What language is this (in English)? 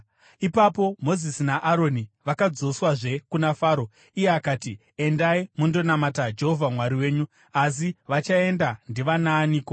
Shona